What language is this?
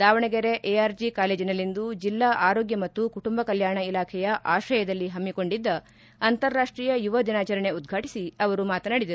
Kannada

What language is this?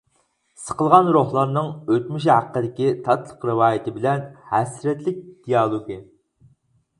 Uyghur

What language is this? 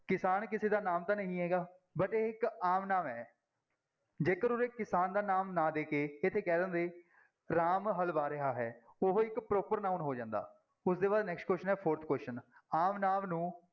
Punjabi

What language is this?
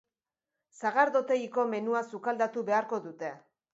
Basque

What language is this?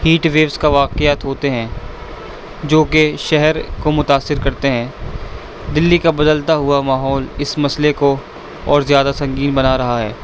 Urdu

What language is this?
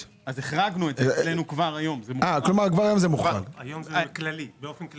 Hebrew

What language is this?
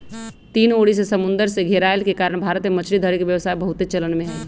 Magahi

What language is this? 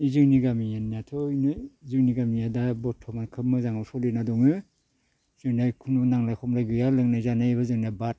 Bodo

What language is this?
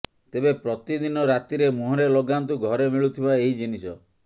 Odia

